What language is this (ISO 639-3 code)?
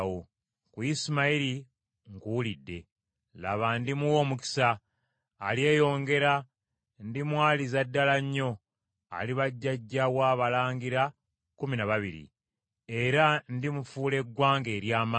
lug